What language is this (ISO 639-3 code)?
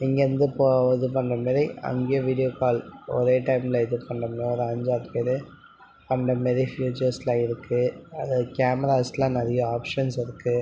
tam